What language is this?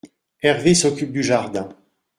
French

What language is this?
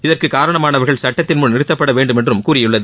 Tamil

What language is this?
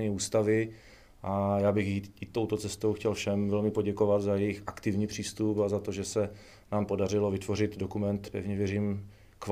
Czech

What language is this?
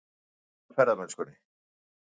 Icelandic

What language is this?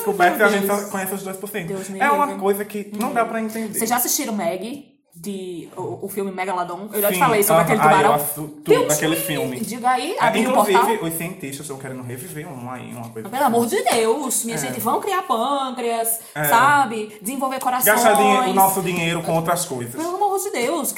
Portuguese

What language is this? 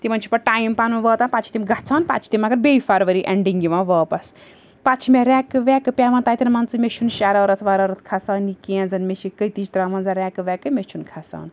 Kashmiri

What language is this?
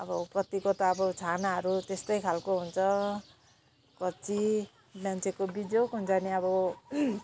Nepali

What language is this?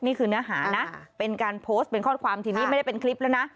Thai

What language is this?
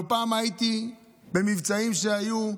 Hebrew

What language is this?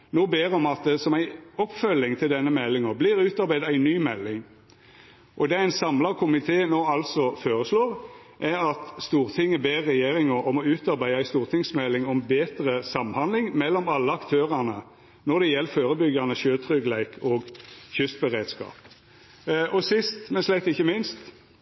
Norwegian Nynorsk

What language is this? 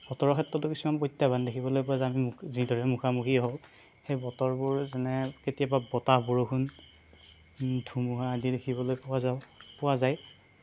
Assamese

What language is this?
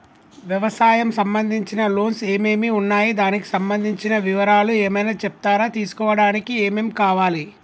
Telugu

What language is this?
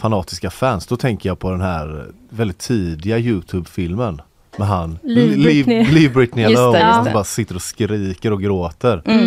Swedish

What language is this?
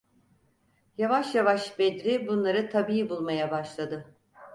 Turkish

